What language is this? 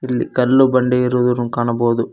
Kannada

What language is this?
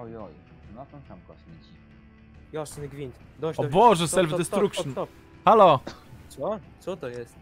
Polish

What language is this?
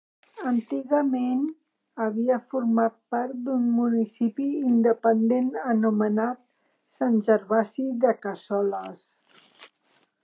Catalan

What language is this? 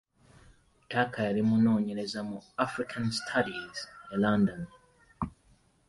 Ganda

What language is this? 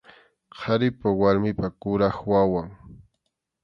Arequipa-La Unión Quechua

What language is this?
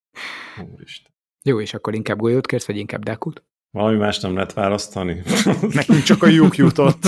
Hungarian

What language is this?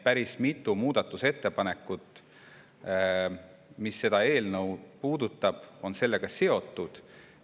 Estonian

